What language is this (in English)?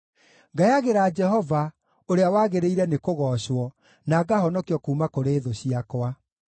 Kikuyu